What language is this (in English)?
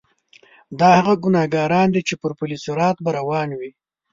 Pashto